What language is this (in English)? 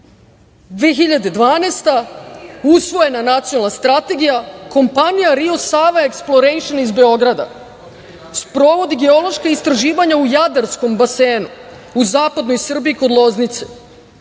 Serbian